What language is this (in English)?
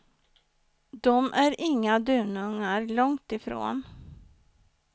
Swedish